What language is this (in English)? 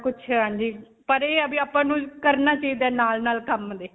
Punjabi